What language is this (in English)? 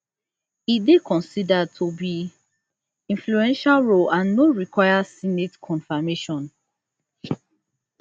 Nigerian Pidgin